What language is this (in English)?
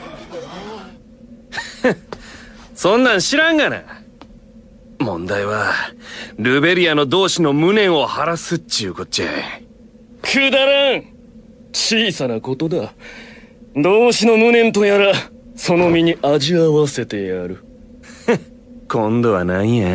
Japanese